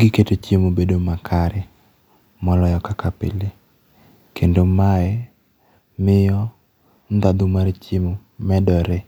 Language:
Luo (Kenya and Tanzania)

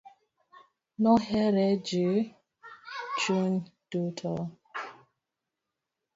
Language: Luo (Kenya and Tanzania)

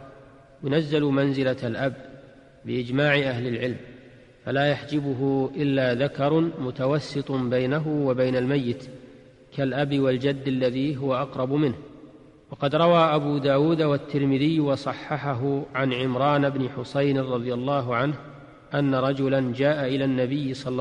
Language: Arabic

